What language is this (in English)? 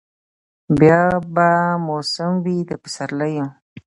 Pashto